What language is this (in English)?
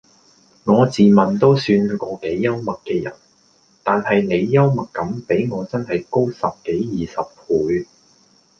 Cantonese